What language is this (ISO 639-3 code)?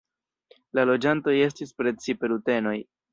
epo